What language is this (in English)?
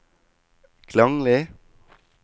Norwegian